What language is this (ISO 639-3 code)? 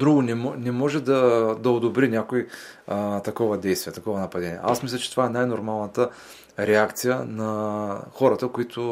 bul